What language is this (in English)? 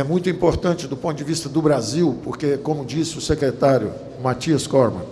Portuguese